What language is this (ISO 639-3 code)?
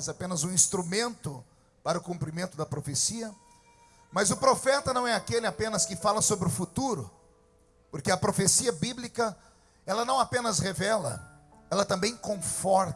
por